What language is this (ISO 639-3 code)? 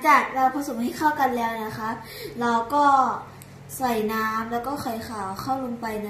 tha